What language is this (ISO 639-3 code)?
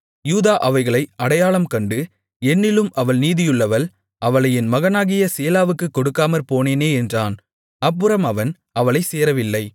tam